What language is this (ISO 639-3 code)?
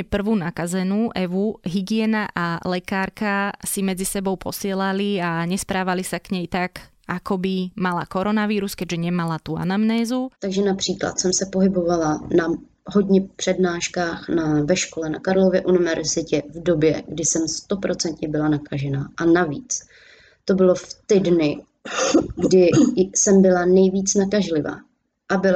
slk